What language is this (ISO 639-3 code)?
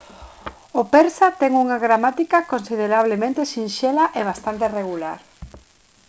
glg